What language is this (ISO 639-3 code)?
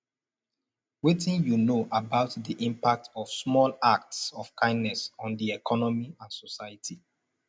pcm